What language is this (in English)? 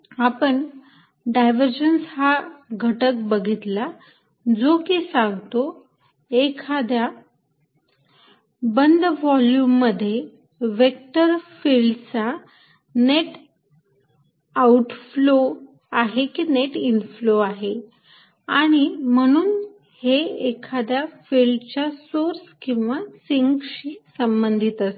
Marathi